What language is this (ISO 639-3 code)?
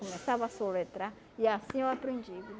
por